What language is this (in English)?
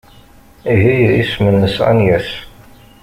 Kabyle